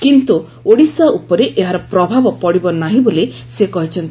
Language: Odia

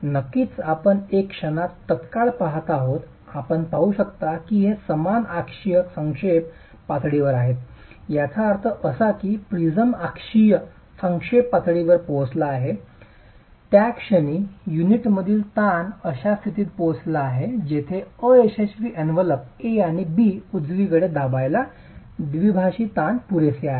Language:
Marathi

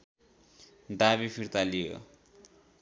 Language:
Nepali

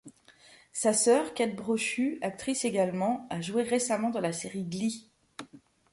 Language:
French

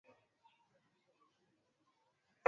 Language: Swahili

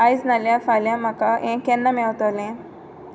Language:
Konkani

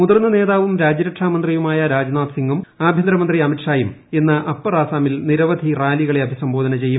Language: Malayalam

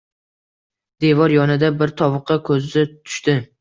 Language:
Uzbek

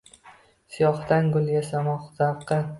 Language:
Uzbek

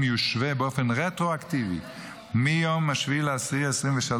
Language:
Hebrew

